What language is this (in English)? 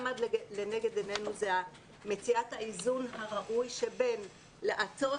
Hebrew